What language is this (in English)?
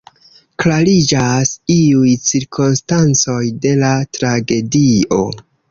Esperanto